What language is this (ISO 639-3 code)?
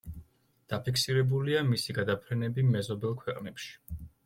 kat